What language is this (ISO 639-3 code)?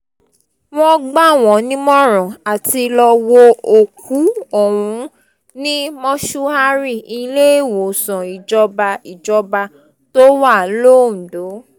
yor